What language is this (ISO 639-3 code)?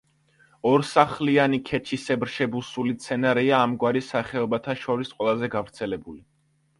kat